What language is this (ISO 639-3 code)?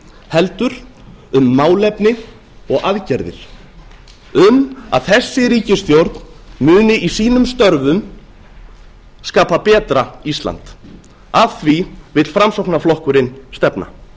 isl